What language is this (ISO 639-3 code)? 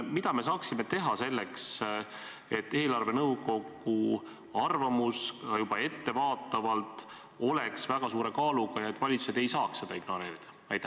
est